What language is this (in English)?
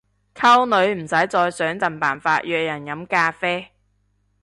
Cantonese